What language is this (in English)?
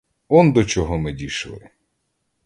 Ukrainian